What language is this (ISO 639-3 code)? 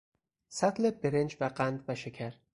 fas